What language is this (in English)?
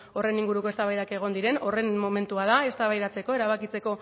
Basque